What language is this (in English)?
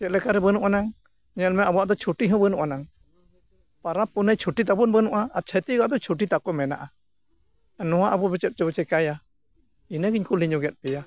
Santali